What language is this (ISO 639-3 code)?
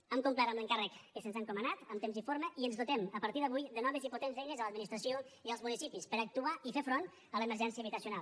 cat